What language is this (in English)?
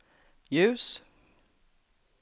Swedish